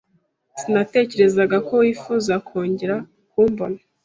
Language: Kinyarwanda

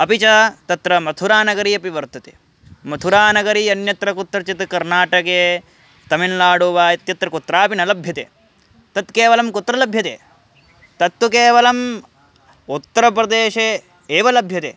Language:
Sanskrit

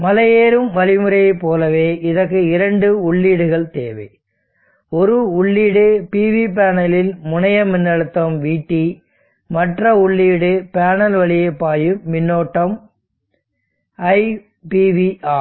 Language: Tamil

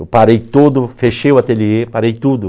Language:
Portuguese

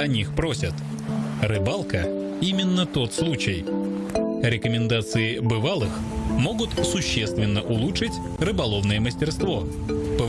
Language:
Russian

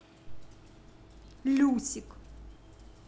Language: Russian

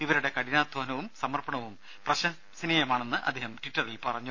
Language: Malayalam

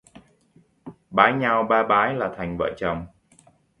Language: Vietnamese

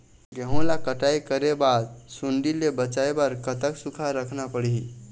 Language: Chhattisgarhi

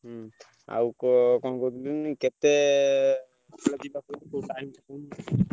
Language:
Odia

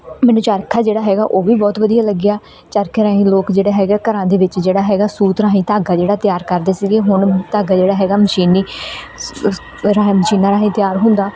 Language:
Punjabi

